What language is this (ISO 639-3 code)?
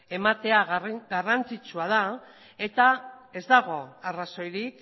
eus